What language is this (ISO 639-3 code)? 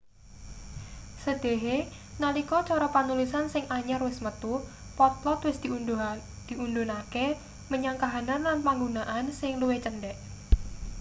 jav